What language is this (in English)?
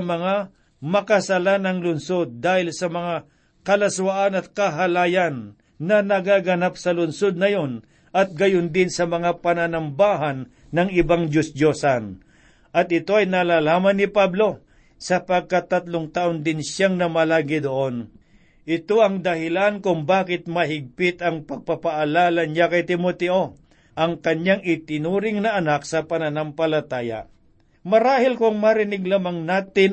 Filipino